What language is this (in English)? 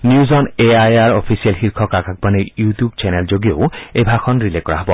Assamese